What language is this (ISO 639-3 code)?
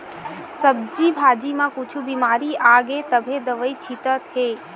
hne